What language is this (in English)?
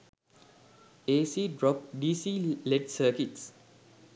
Sinhala